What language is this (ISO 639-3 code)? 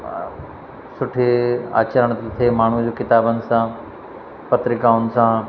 snd